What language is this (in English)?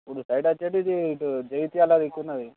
Telugu